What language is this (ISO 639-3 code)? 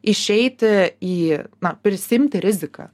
lit